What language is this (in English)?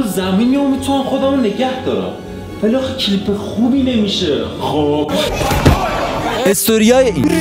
Persian